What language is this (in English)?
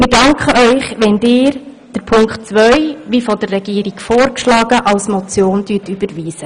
Swiss German